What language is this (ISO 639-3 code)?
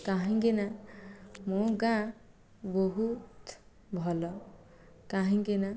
ori